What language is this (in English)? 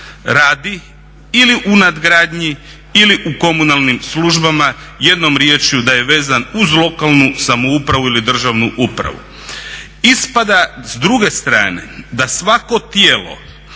Croatian